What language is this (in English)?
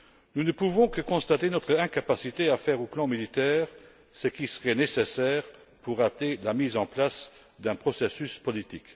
French